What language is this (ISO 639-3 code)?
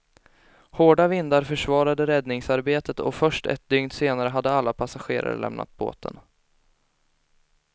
swe